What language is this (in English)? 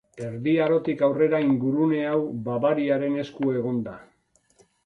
Basque